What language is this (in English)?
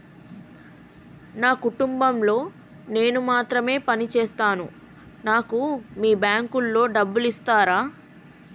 Telugu